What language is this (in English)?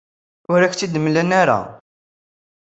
Kabyle